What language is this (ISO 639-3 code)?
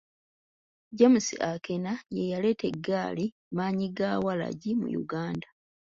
lug